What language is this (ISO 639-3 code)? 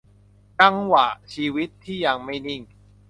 tha